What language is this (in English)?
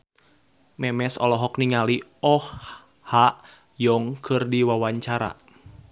Sundanese